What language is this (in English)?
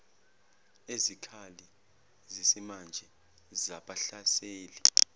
Zulu